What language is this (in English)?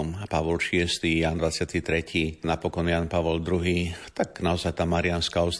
Slovak